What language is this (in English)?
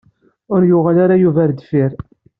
Kabyle